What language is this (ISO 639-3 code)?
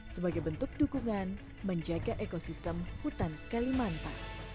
ind